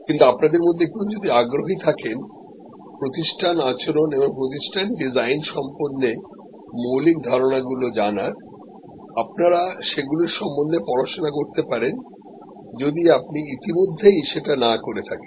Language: Bangla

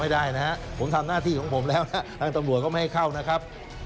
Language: Thai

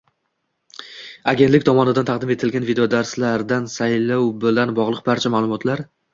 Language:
Uzbek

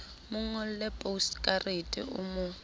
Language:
Southern Sotho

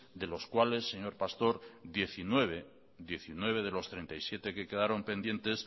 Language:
Spanish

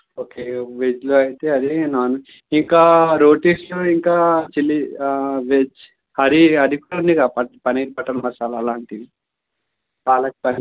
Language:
Telugu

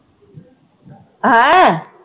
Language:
Punjabi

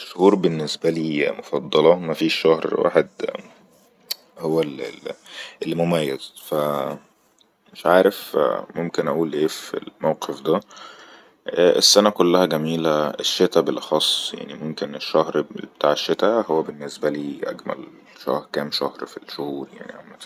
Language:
Egyptian Arabic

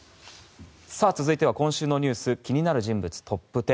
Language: Japanese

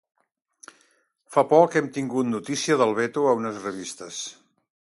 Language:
Catalan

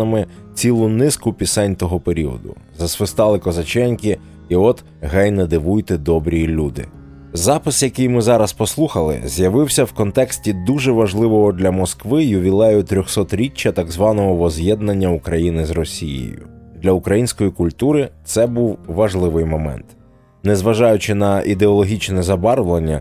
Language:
Ukrainian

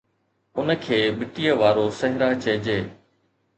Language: Sindhi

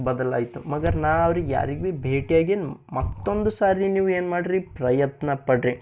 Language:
Kannada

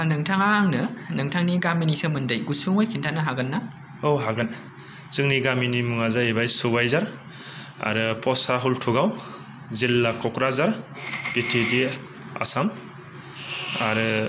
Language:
Bodo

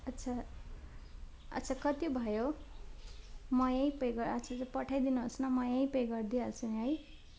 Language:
Nepali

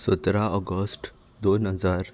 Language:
Konkani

